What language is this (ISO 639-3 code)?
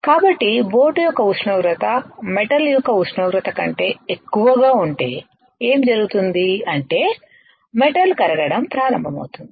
tel